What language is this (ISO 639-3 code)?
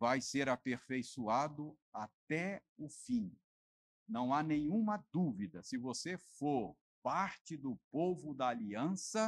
por